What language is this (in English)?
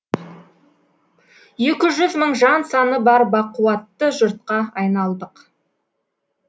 Kazakh